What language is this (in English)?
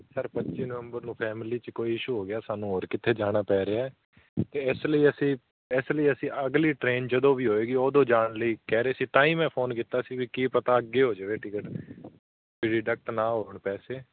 Punjabi